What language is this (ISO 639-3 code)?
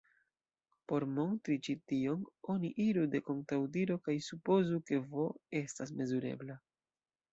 epo